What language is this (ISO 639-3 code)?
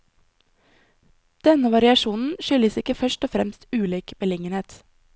nor